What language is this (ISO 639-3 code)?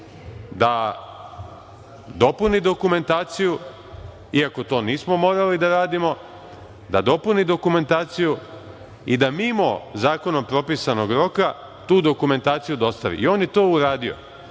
srp